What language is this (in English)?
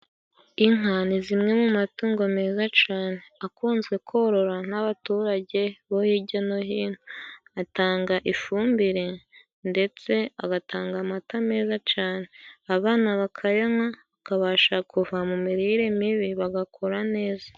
Kinyarwanda